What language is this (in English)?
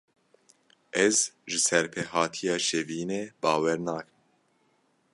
Kurdish